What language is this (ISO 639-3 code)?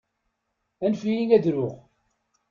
kab